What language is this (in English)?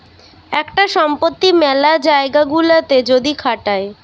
Bangla